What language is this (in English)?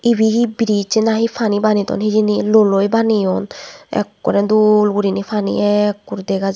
Chakma